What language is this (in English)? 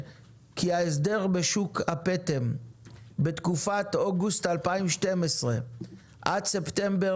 Hebrew